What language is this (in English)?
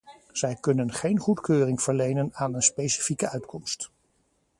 Dutch